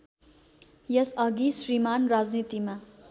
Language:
Nepali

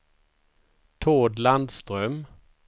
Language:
Swedish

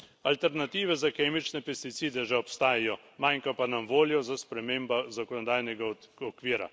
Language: Slovenian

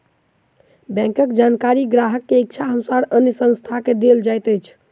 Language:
Maithili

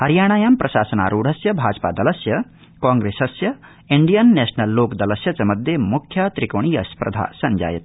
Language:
Sanskrit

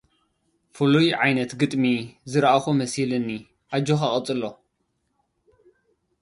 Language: Tigrinya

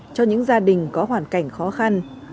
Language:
Vietnamese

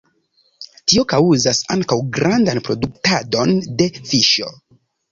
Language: Esperanto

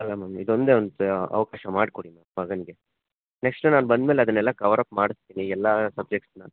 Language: Kannada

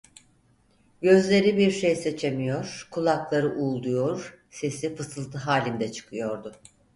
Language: Turkish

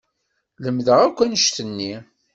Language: Kabyle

